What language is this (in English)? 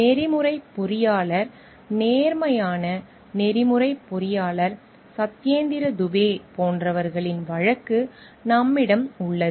Tamil